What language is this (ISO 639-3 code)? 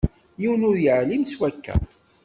kab